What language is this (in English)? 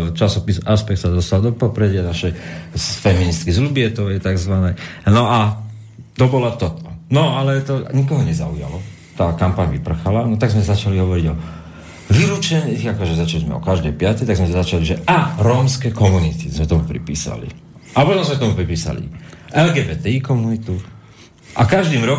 Slovak